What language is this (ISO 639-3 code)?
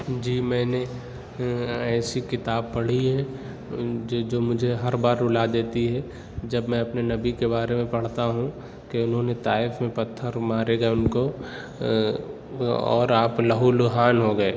urd